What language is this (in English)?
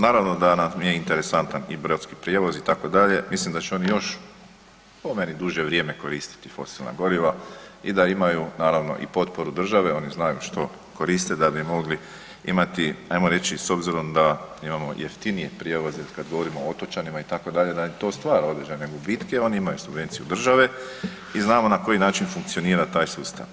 Croatian